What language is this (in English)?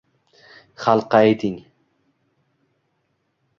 Uzbek